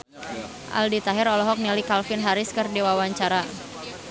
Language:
Sundanese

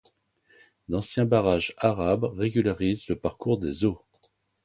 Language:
French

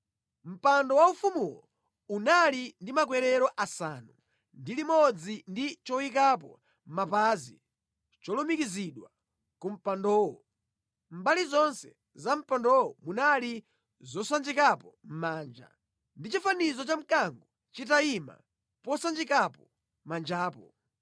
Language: Nyanja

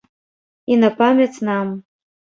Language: Belarusian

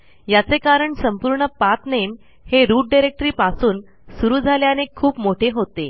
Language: Marathi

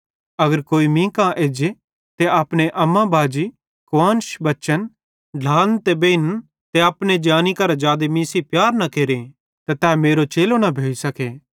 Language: Bhadrawahi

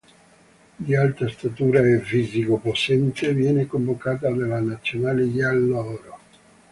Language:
Italian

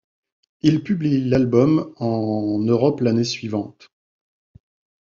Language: French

